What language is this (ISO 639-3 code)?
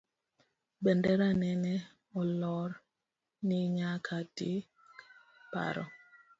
luo